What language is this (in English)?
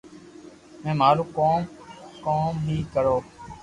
Loarki